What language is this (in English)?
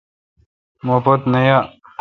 Kalkoti